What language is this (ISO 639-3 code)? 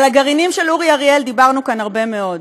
heb